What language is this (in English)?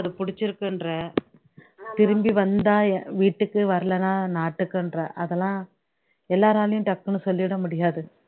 Tamil